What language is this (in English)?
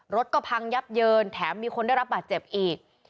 Thai